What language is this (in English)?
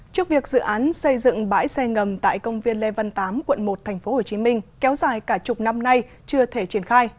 Vietnamese